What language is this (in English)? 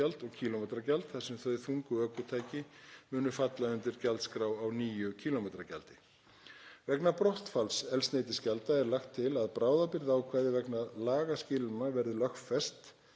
Icelandic